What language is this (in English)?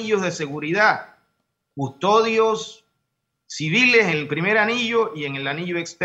Spanish